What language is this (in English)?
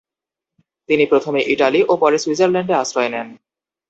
Bangla